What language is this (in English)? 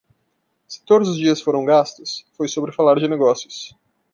Portuguese